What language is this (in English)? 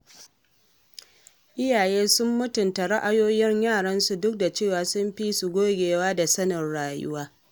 Hausa